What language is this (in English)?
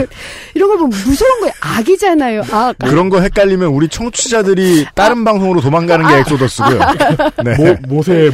Korean